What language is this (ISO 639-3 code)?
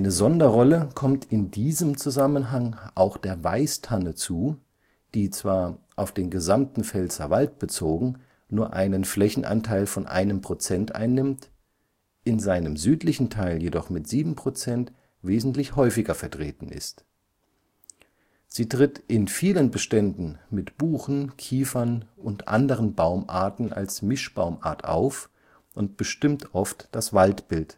deu